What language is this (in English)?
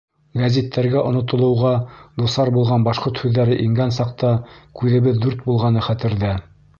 Bashkir